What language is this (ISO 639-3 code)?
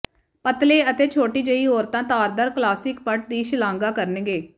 pan